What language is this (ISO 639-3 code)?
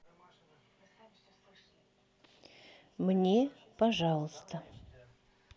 rus